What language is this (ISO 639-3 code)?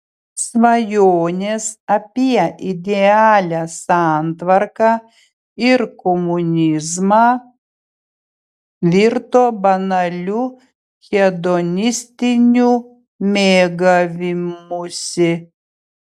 lit